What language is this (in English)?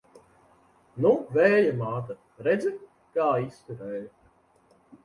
Latvian